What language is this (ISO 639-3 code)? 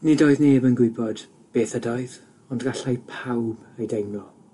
cym